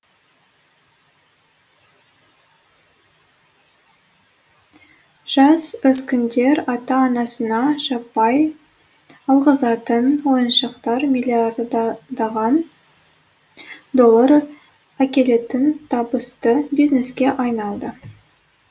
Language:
Kazakh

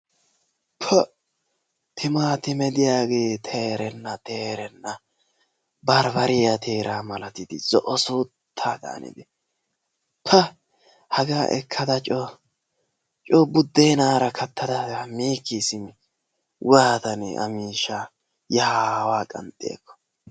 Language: Wolaytta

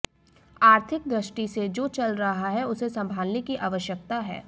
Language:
Hindi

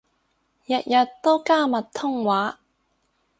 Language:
Cantonese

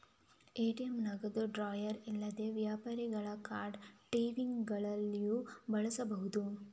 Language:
Kannada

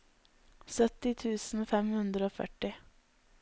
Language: Norwegian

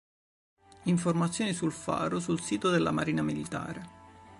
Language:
Italian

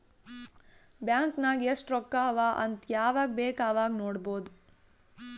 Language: Kannada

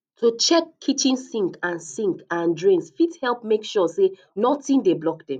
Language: Nigerian Pidgin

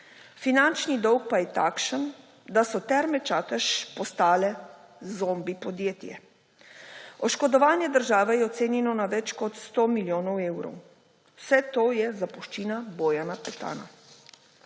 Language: Slovenian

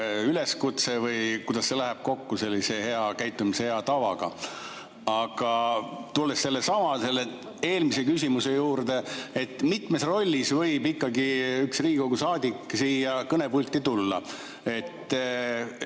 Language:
Estonian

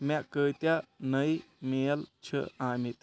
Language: Kashmiri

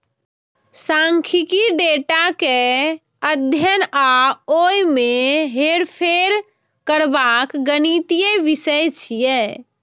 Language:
Maithili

